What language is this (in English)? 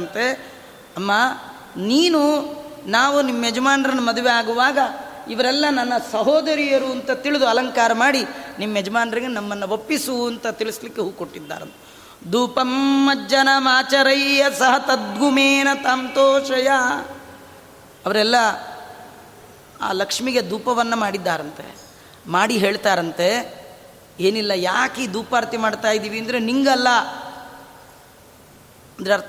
Kannada